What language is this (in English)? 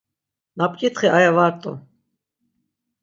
Laz